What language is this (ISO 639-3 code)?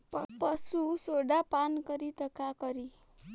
bho